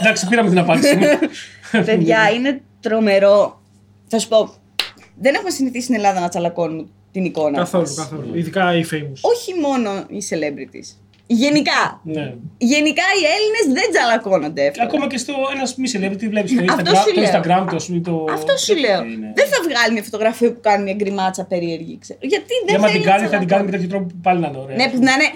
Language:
Greek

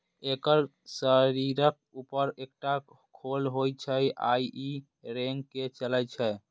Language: Maithili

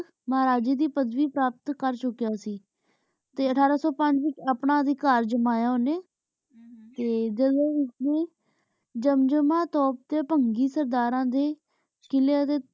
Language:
Punjabi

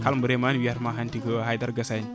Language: Fula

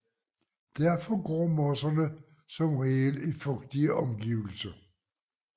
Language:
Danish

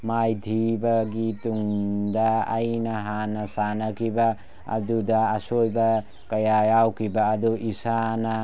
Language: Manipuri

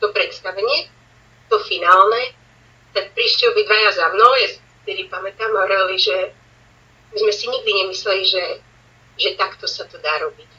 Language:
Slovak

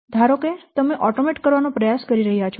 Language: Gujarati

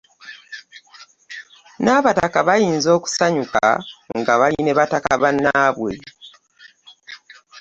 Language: Ganda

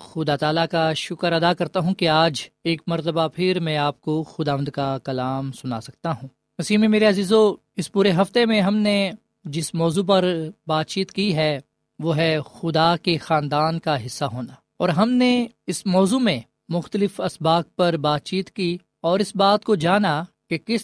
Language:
Urdu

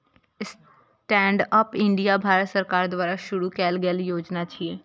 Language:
Maithili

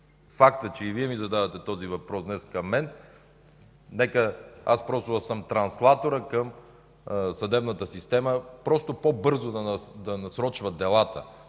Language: Bulgarian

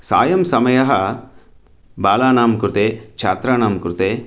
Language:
Sanskrit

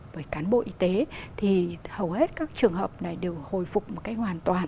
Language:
Vietnamese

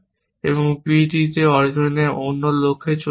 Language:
Bangla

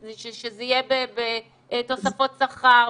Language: Hebrew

